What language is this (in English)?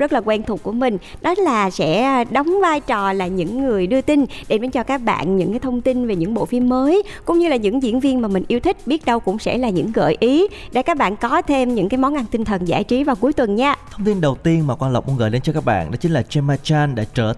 Vietnamese